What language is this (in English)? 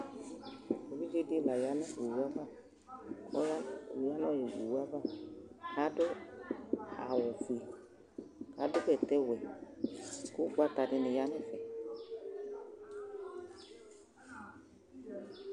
Ikposo